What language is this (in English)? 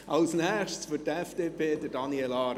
Swiss German